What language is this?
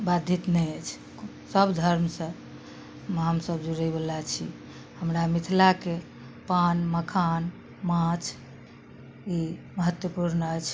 Maithili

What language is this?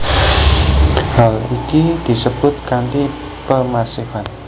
Javanese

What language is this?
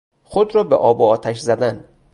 Persian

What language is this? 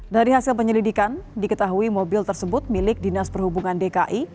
Indonesian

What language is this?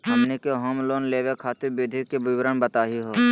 Magahi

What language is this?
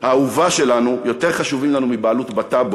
Hebrew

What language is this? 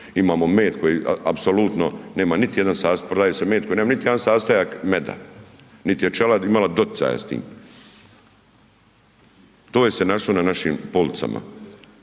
Croatian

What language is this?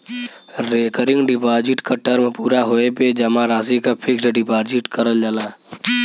Bhojpuri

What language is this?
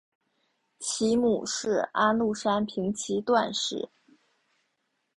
Chinese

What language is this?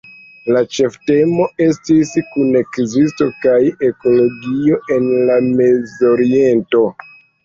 Esperanto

